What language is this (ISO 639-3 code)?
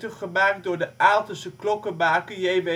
nld